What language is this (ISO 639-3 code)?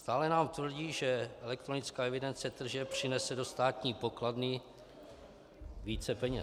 ces